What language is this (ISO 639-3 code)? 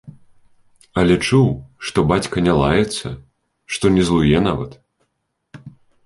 bel